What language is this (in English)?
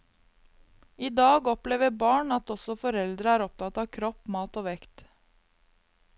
Norwegian